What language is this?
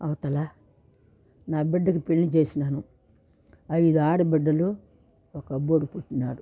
Telugu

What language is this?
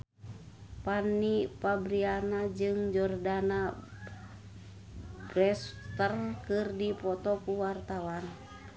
Sundanese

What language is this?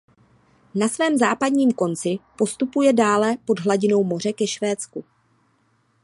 Czech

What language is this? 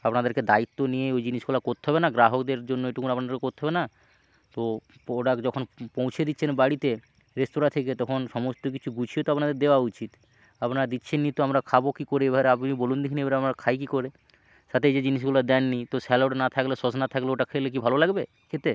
Bangla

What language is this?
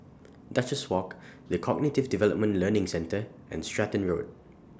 English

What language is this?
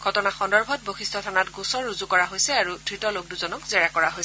Assamese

